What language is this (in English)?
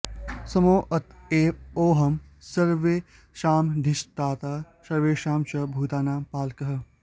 Sanskrit